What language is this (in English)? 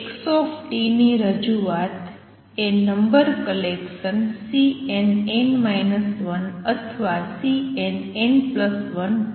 Gujarati